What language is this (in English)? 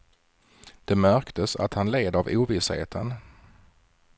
Swedish